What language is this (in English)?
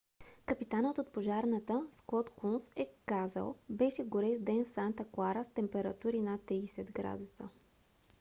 Bulgarian